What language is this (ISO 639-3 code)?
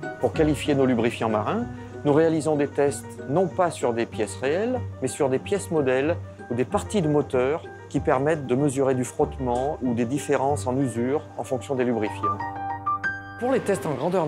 fra